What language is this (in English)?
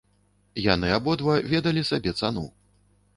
Belarusian